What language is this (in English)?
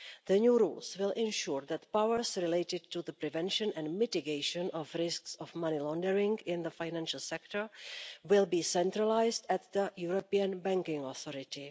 English